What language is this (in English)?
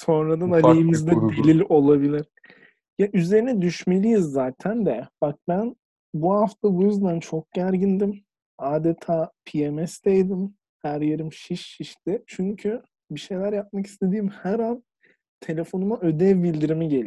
Turkish